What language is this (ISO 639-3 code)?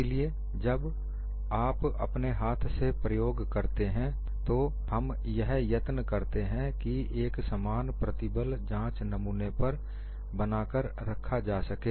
hin